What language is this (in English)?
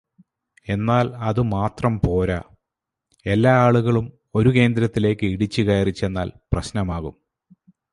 Malayalam